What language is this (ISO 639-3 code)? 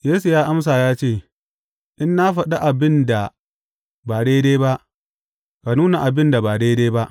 hau